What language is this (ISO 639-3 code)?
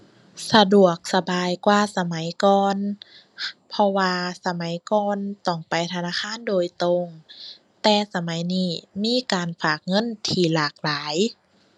tha